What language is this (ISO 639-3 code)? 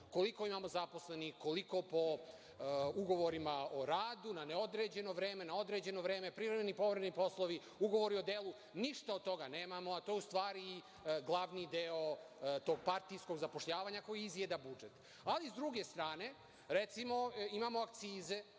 srp